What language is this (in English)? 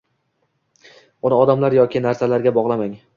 Uzbek